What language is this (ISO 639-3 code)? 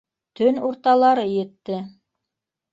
bak